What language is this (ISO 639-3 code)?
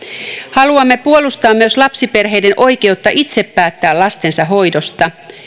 fin